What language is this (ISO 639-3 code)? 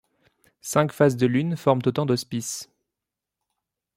fra